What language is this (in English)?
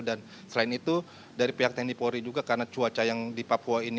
Indonesian